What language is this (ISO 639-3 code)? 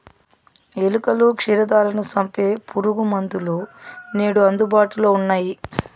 tel